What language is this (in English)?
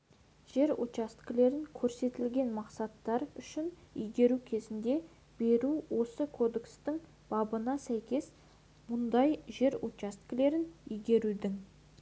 Kazakh